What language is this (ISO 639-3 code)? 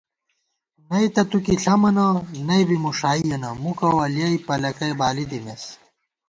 gwt